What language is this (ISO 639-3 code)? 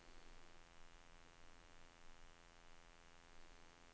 swe